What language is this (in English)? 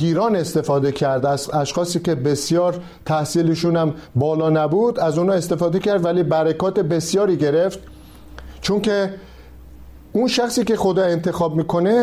Persian